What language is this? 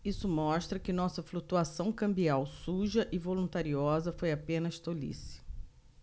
Portuguese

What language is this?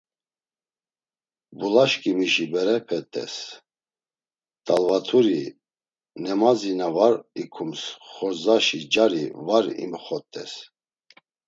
Laz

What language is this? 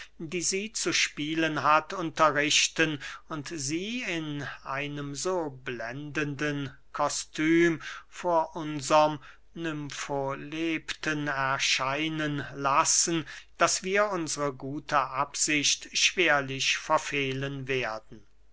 German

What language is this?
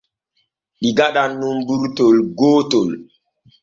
Borgu Fulfulde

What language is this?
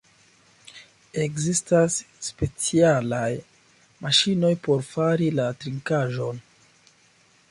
Esperanto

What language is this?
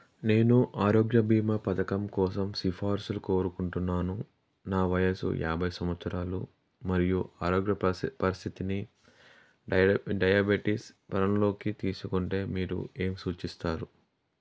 Telugu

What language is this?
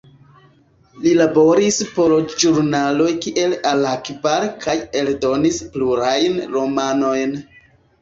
Esperanto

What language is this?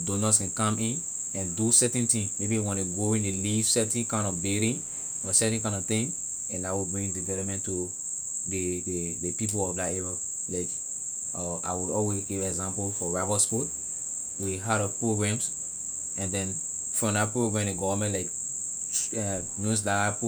Liberian English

